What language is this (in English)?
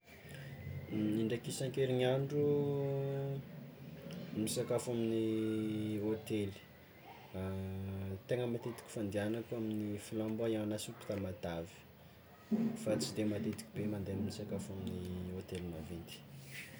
Tsimihety Malagasy